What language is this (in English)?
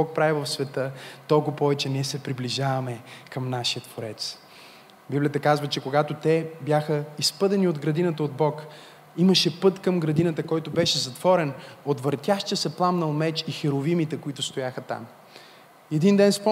Bulgarian